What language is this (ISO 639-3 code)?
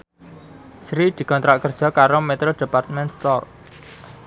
jav